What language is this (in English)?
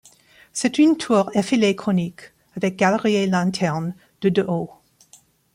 French